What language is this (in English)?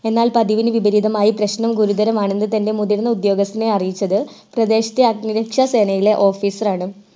Malayalam